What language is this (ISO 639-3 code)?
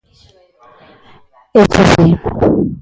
glg